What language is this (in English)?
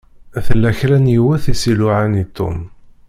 Kabyle